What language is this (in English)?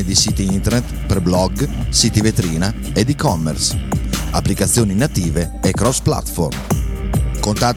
Italian